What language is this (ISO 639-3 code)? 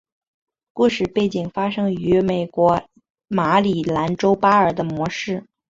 zho